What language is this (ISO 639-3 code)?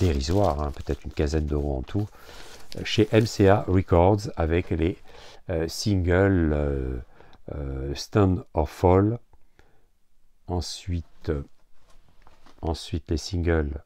fra